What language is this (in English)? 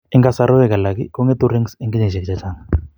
Kalenjin